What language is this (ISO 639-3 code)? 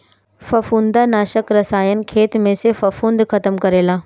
bho